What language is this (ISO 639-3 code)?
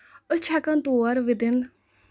kas